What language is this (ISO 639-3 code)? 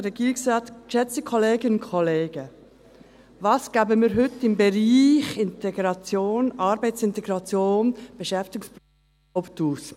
gsw